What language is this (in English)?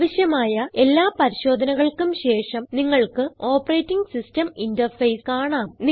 Malayalam